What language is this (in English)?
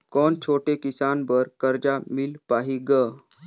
Chhattisgarhi